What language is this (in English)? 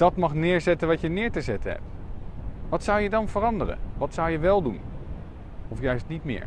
Dutch